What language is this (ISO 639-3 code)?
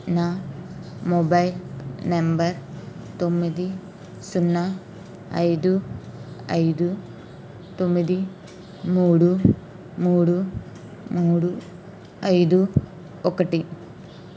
tel